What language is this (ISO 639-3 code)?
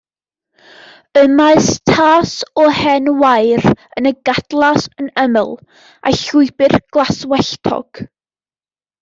cym